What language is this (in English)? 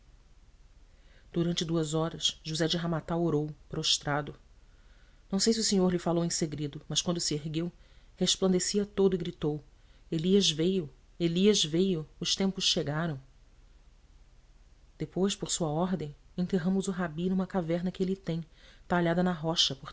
Portuguese